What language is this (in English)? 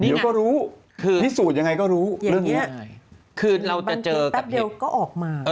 Thai